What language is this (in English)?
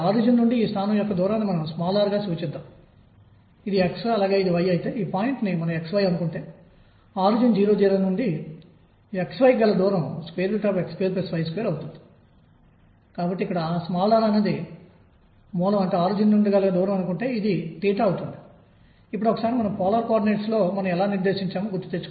Telugu